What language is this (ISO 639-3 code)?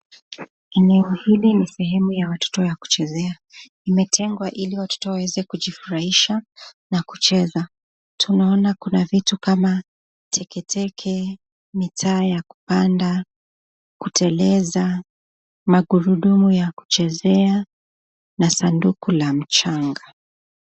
swa